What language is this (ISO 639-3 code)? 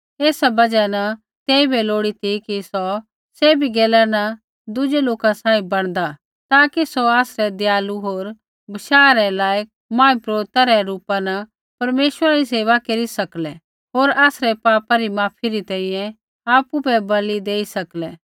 kfx